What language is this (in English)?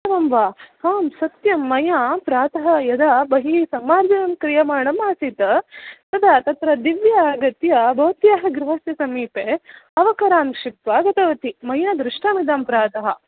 Sanskrit